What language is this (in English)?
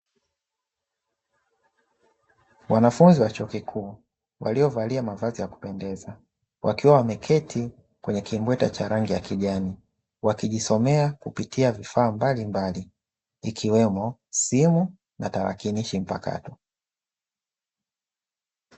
Swahili